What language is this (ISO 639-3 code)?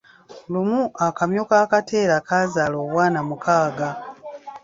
lug